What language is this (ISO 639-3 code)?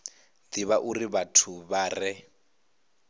ven